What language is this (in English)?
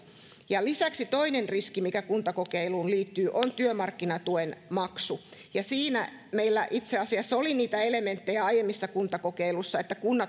Finnish